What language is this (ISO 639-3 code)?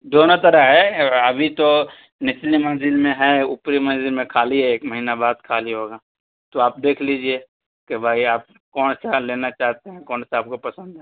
urd